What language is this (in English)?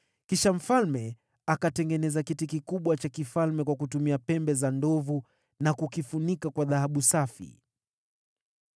Swahili